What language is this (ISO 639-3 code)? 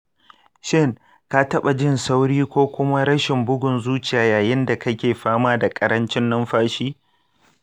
hau